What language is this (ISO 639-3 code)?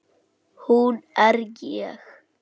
isl